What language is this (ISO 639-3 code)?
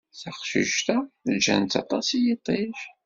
kab